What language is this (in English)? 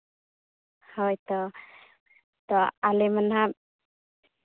Santali